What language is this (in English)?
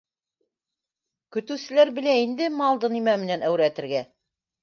Bashkir